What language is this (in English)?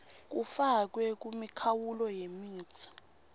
Swati